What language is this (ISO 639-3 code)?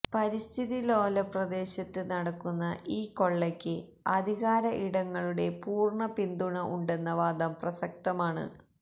mal